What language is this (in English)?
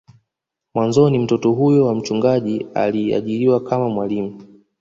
Swahili